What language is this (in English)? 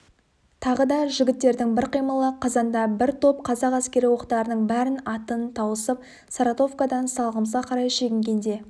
Kazakh